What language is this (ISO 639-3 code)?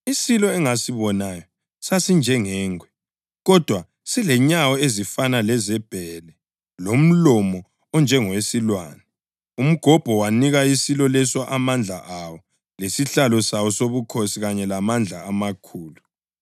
nde